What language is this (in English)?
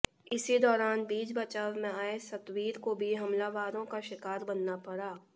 Hindi